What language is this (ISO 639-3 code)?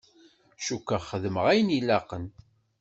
kab